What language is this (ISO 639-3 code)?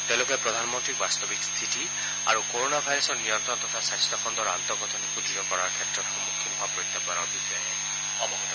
asm